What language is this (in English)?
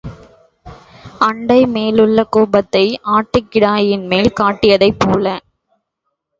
Tamil